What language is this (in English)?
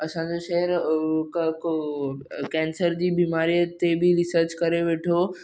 Sindhi